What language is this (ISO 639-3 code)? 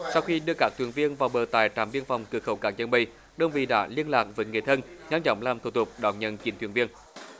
vie